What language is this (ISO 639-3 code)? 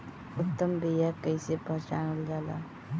bho